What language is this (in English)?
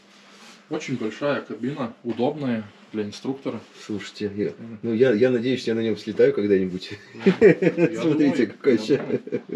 Russian